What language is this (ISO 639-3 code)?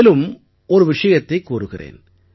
tam